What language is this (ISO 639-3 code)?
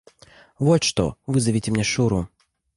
rus